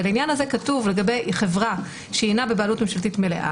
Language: Hebrew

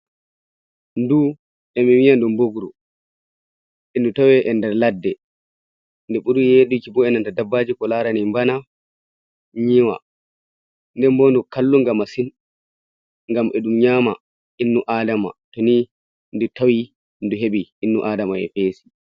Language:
Fula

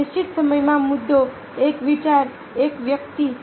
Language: Gujarati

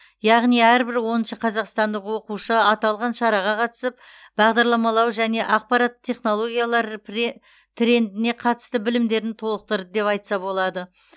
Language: Kazakh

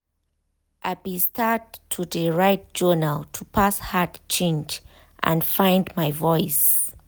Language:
Nigerian Pidgin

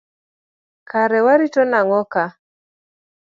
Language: Luo (Kenya and Tanzania)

